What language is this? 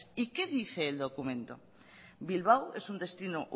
Spanish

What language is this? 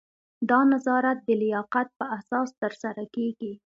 Pashto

